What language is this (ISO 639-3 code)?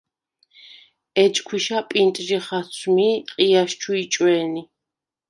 sva